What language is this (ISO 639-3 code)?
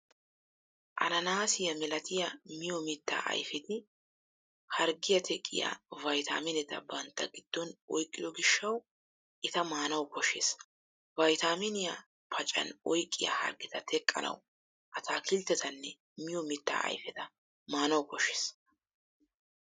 wal